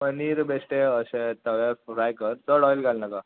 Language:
Konkani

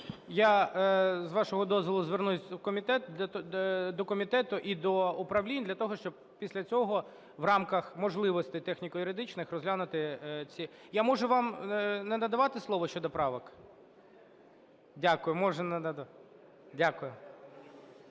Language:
Ukrainian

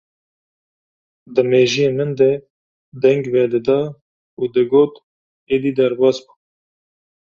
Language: Kurdish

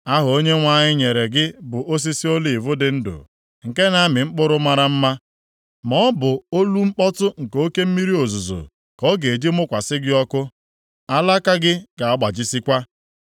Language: Igbo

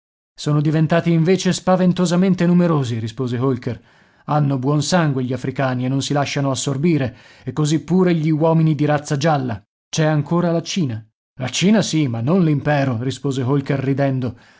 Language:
Italian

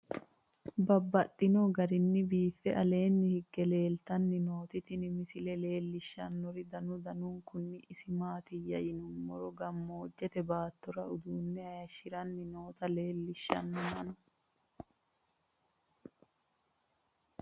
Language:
Sidamo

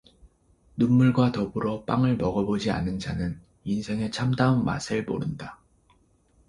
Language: Korean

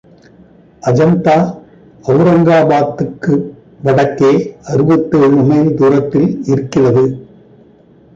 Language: Tamil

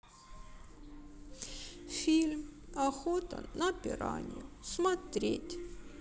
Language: Russian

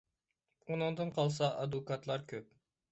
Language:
Uyghur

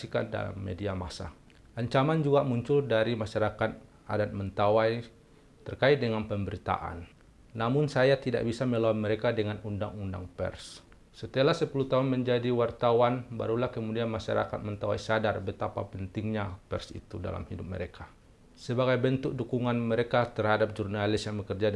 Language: Indonesian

